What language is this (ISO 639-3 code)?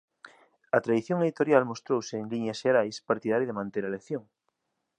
glg